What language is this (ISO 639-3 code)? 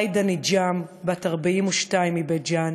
heb